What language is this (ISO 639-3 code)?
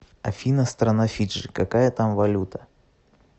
rus